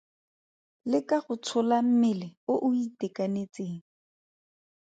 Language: Tswana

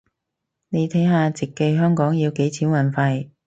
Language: Cantonese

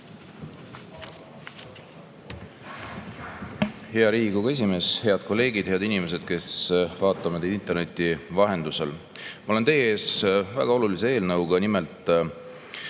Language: Estonian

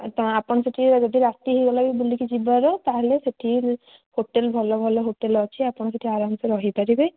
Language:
Odia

